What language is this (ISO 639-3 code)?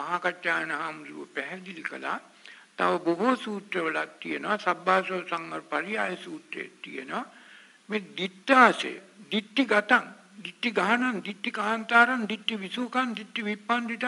ara